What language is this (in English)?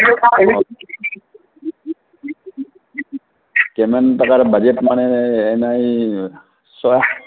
Assamese